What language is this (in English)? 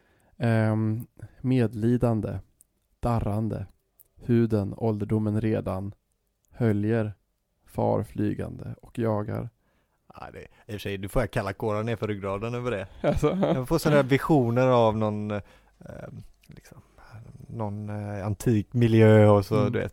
Swedish